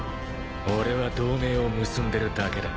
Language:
Japanese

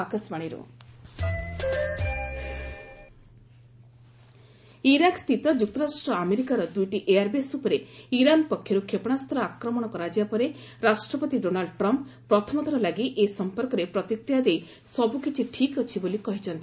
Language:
Odia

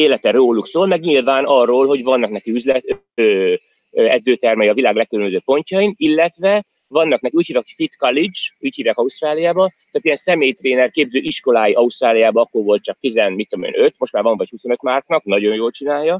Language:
Hungarian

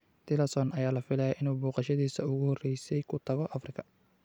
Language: Somali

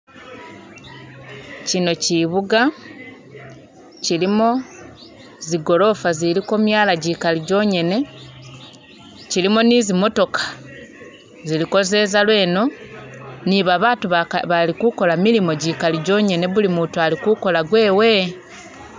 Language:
Masaaba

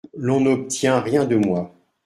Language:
French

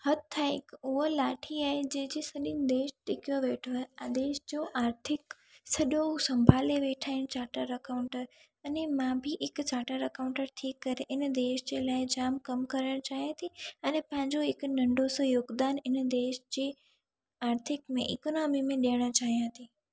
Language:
Sindhi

